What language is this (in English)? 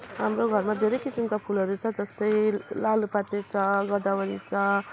Nepali